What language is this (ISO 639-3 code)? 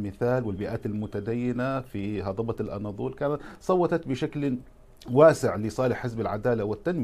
ara